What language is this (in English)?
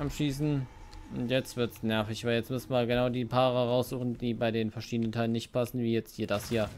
German